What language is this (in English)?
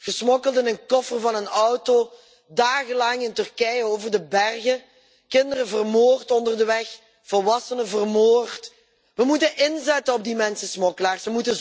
Dutch